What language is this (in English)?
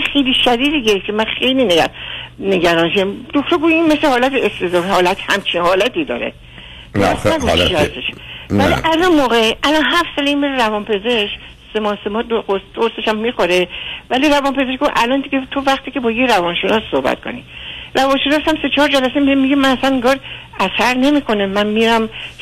Persian